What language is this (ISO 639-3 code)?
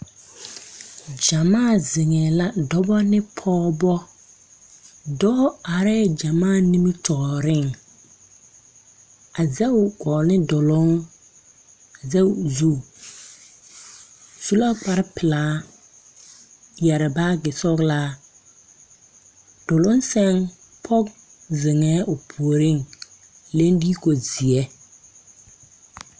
dga